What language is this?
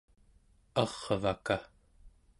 Central Yupik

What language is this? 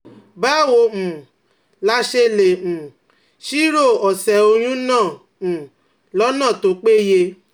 Yoruba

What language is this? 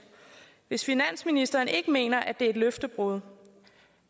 Danish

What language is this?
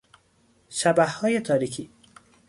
Persian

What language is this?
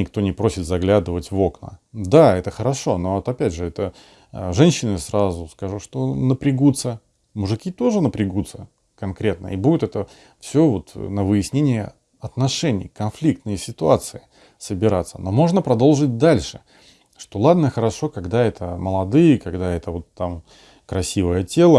Russian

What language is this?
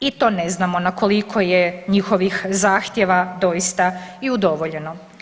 Croatian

